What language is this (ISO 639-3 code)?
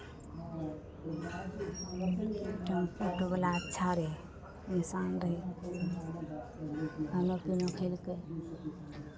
mai